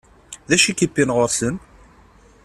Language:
Kabyle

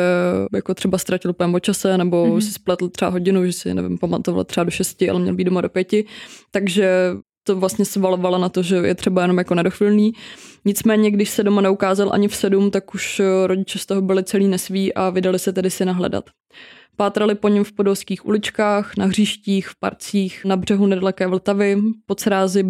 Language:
Czech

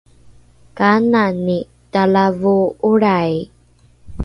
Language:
Rukai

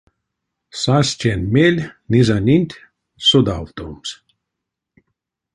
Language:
Erzya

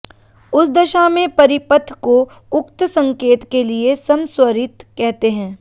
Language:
Hindi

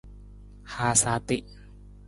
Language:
Nawdm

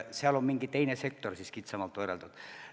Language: Estonian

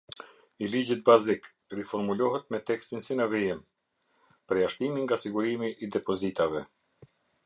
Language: Albanian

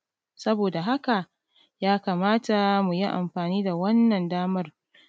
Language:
Hausa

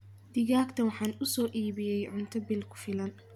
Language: Somali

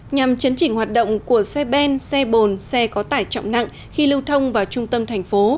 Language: Vietnamese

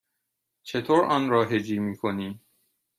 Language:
Persian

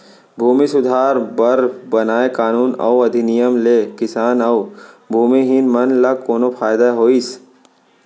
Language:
Chhattisgarhi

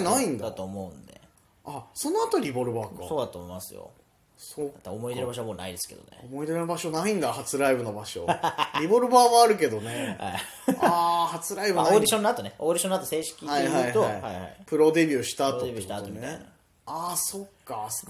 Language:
Japanese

